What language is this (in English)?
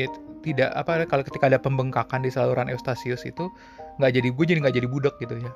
Indonesian